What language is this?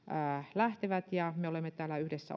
Finnish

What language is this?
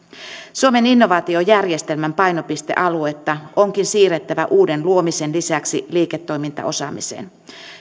Finnish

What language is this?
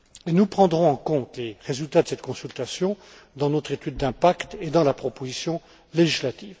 French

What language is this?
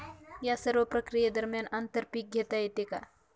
Marathi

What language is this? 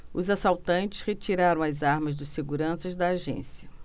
Portuguese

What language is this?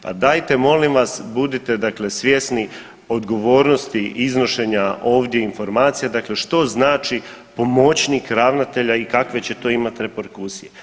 Croatian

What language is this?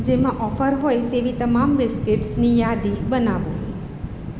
Gujarati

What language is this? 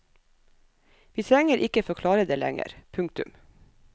Norwegian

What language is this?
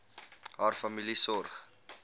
Afrikaans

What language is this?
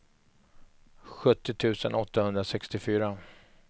Swedish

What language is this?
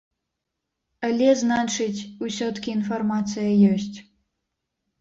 Belarusian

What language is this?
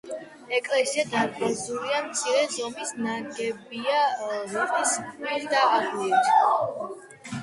Georgian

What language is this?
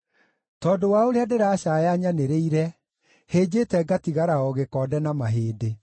Kikuyu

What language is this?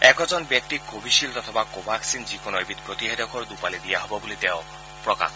Assamese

